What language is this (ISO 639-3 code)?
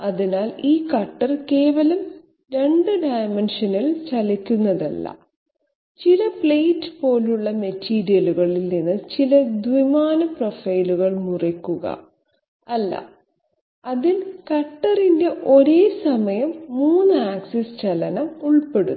mal